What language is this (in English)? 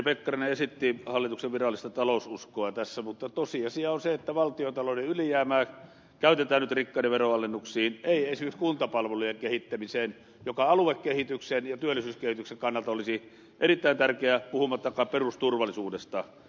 Finnish